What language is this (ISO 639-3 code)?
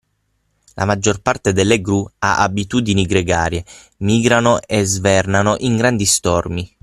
ita